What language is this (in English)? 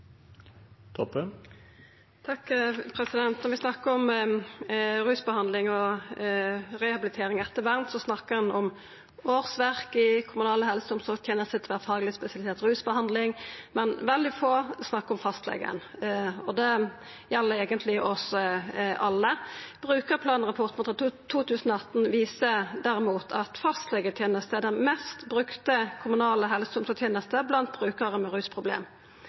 Norwegian Nynorsk